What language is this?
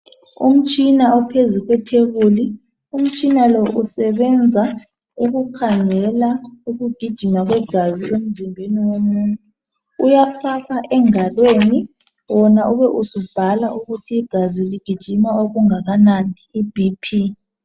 North Ndebele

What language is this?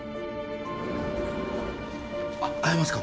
Japanese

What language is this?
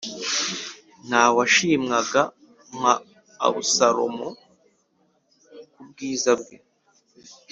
Kinyarwanda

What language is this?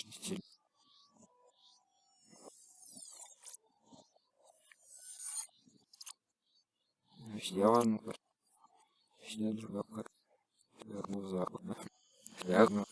Russian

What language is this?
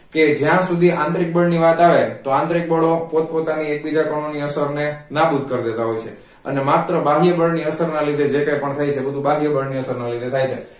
Gujarati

